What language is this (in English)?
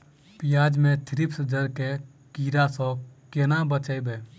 Maithili